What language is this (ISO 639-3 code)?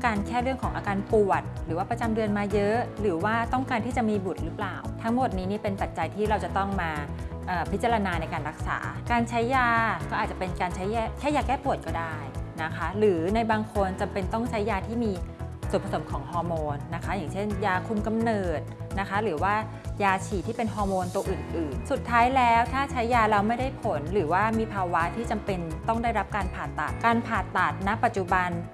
tha